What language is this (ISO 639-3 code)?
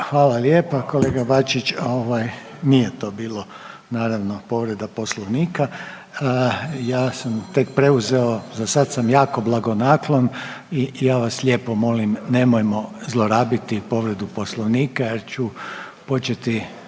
hrv